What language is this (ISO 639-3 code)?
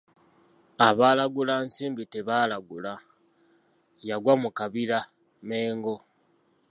lug